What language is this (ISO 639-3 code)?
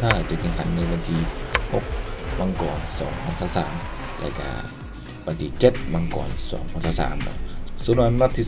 tha